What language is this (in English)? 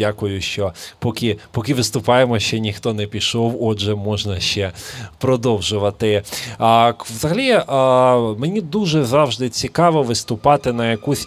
Ukrainian